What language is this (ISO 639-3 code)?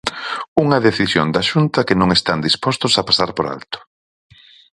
glg